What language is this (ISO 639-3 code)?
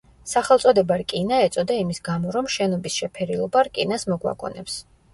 kat